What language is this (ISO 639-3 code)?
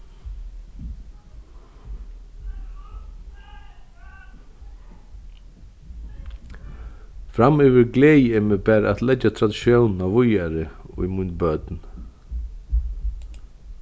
fao